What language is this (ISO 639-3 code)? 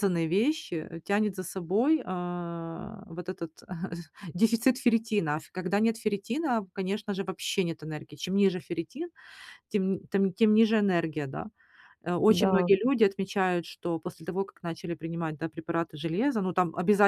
rus